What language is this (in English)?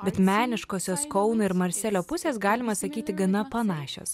Lithuanian